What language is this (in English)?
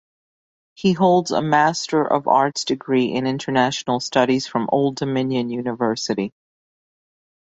English